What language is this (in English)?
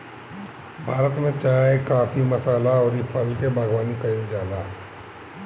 Bhojpuri